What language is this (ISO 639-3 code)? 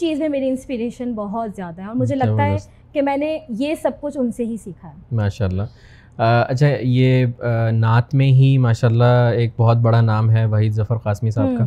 urd